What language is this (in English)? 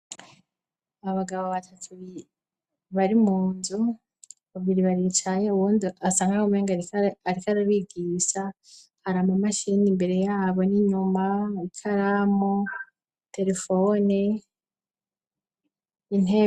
Rundi